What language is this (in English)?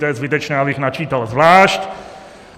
Czech